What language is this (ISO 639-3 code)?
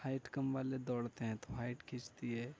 urd